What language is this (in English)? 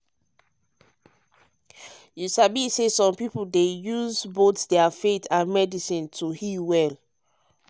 Nigerian Pidgin